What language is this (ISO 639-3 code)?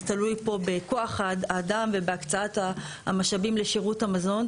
heb